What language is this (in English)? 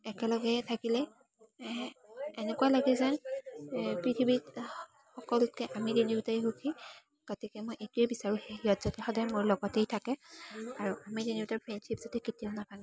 Assamese